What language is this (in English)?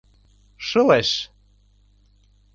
Mari